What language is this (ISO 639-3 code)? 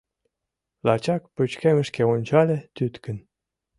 chm